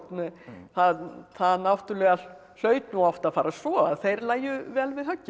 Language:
Icelandic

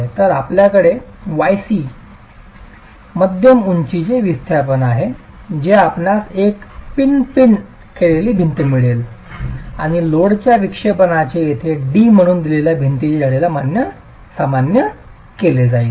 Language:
Marathi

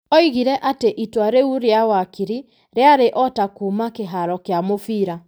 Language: Kikuyu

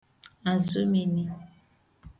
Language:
Igbo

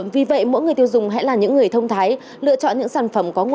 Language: Vietnamese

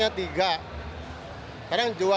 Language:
Indonesian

